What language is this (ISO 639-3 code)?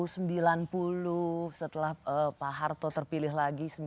ind